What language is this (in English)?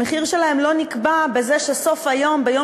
Hebrew